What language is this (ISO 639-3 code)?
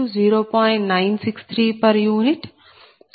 tel